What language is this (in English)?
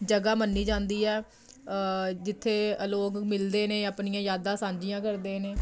Punjabi